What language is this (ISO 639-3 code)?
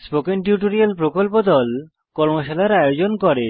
ben